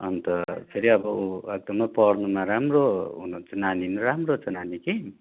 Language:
Nepali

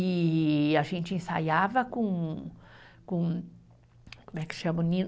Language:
Portuguese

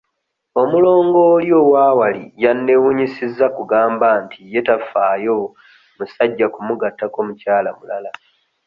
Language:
Ganda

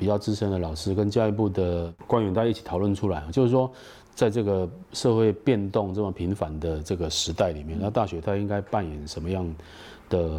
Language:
Chinese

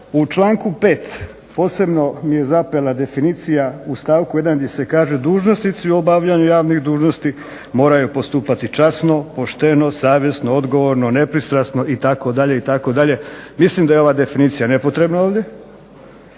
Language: Croatian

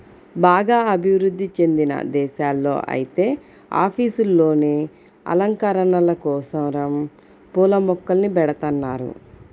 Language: Telugu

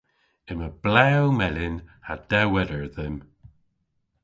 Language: Cornish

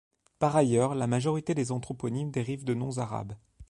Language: French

